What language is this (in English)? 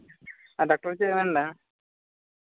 Santali